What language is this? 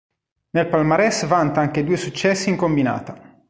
Italian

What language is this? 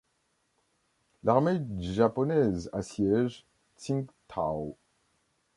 French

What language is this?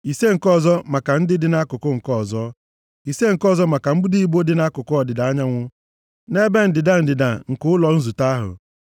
Igbo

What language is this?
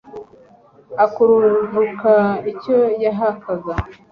Kinyarwanda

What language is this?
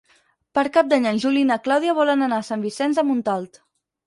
Catalan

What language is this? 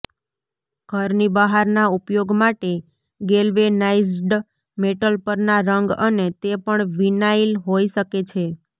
Gujarati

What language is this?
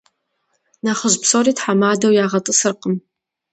Kabardian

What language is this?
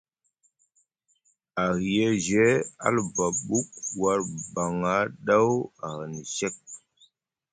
Musgu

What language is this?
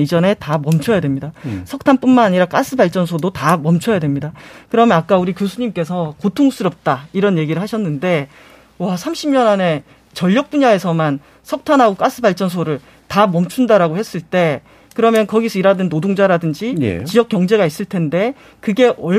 Korean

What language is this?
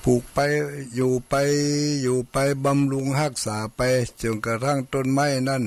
Thai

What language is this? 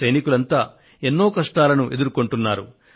Telugu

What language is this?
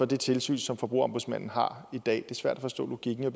Danish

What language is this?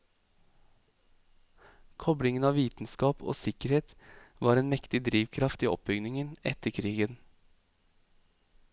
Norwegian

